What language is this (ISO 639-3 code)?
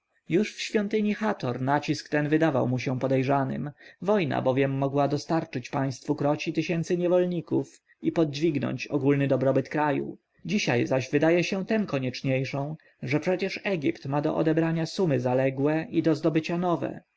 pol